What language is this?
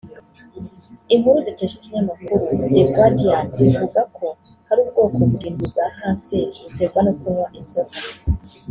Kinyarwanda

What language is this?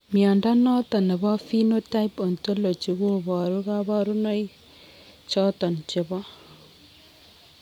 Kalenjin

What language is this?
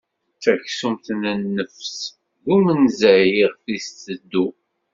Kabyle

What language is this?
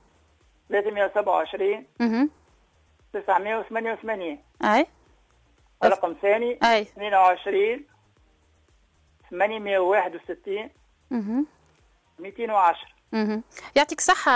Arabic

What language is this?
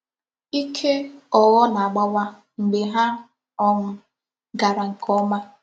Igbo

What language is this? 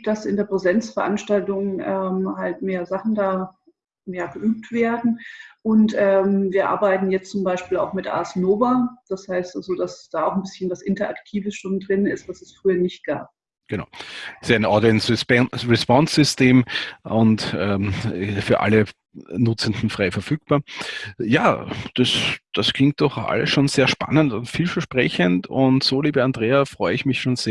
German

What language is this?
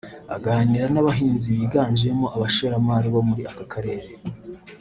Kinyarwanda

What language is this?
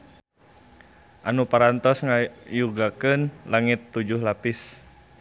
Sundanese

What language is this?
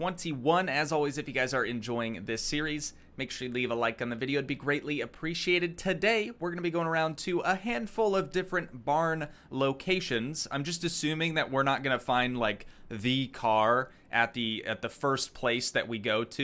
English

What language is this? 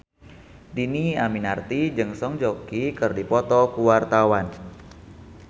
Sundanese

